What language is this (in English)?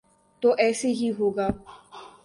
Urdu